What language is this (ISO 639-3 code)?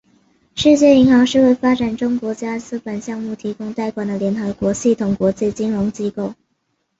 zho